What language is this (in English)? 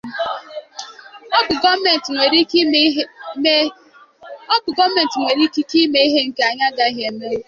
Igbo